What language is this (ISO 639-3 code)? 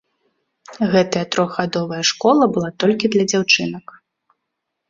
bel